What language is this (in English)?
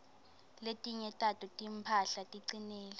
Swati